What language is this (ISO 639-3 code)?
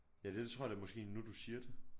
dan